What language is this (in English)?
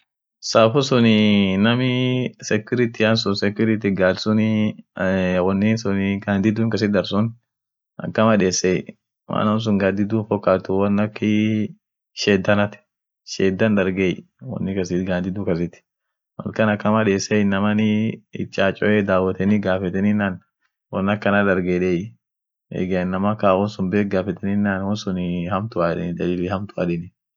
Orma